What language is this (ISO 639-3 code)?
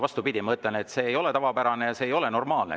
est